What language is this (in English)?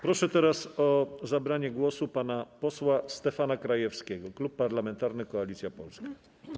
Polish